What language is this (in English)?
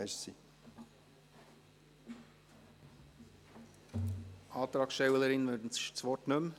Swiss German